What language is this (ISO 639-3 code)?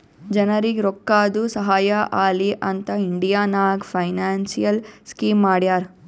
kan